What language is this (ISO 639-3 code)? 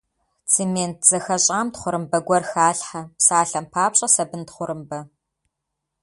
kbd